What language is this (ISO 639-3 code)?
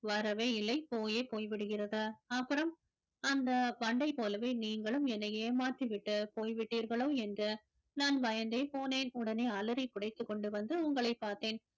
tam